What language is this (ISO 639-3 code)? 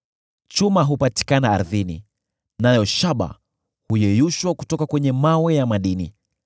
swa